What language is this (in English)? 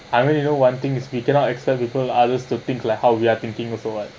English